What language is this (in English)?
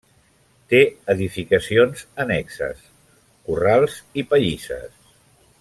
Catalan